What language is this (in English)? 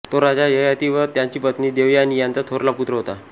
Marathi